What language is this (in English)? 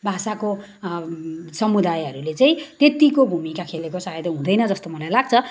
Nepali